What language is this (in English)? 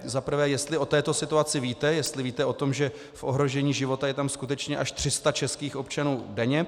Czech